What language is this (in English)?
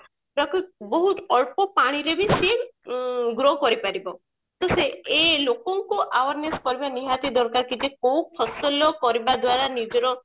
Odia